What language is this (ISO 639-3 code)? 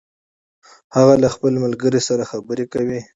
pus